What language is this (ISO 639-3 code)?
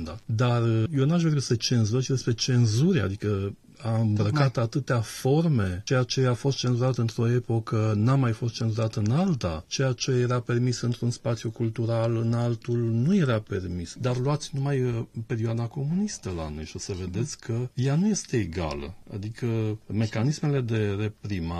ron